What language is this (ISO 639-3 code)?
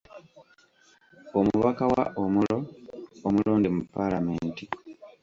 lug